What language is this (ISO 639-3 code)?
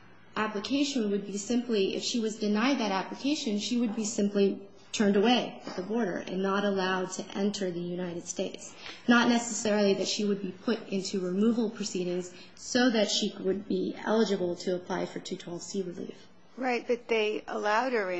eng